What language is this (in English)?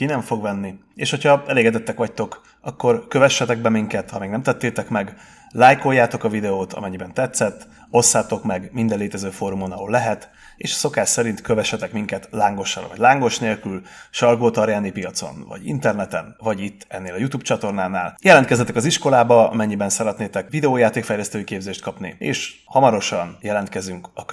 Hungarian